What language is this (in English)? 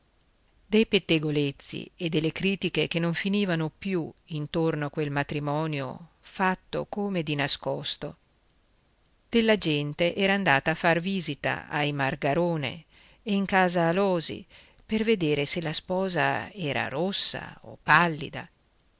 Italian